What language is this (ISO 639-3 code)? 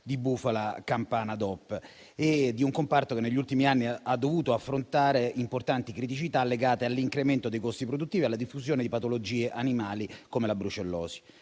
ita